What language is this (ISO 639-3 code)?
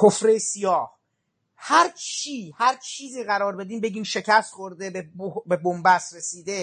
fas